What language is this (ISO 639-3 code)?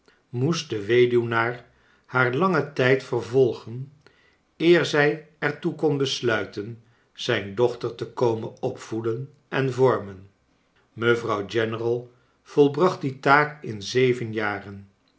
nld